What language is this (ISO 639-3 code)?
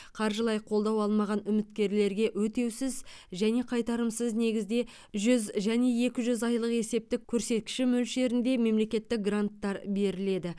kaz